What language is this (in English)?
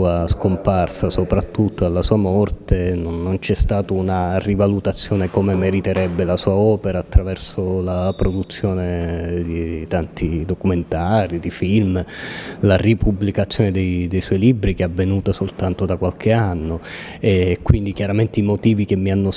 Italian